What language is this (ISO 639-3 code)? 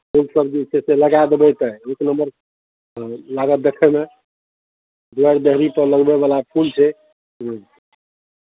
mai